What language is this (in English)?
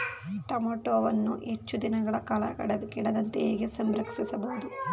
Kannada